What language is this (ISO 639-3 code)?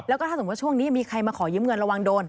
tha